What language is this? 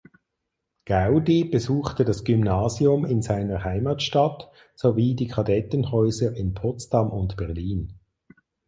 German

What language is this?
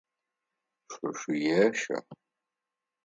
Adyghe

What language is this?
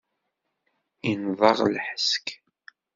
Kabyle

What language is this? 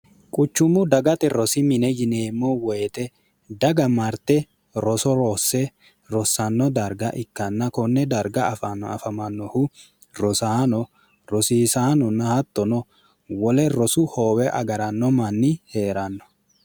Sidamo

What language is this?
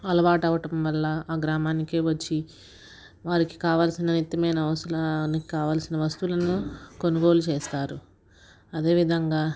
Telugu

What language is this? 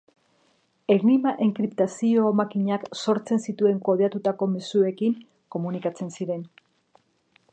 Basque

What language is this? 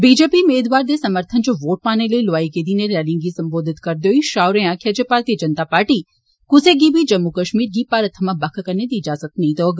Dogri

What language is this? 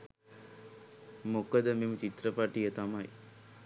Sinhala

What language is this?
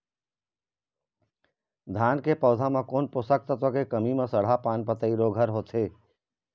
Chhattisgarhi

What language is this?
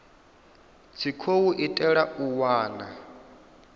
Venda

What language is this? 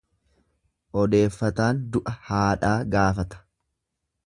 Oromo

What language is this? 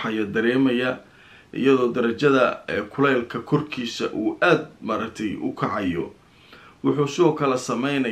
Arabic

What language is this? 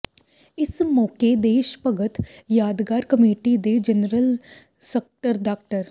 Punjabi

